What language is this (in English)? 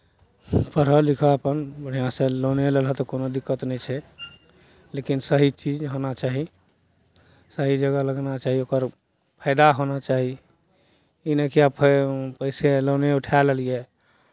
Maithili